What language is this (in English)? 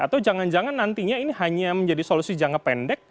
Indonesian